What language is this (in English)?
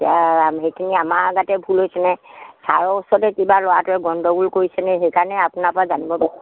Assamese